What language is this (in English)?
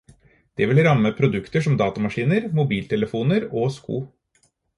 Norwegian Bokmål